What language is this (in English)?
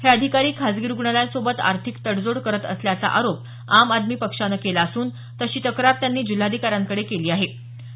Marathi